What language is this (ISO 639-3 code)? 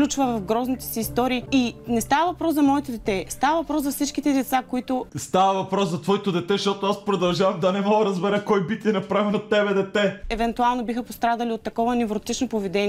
bul